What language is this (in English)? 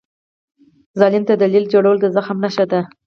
Pashto